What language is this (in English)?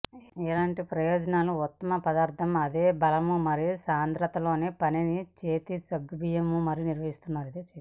Telugu